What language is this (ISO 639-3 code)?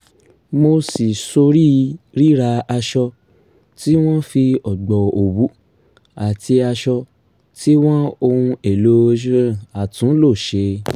yor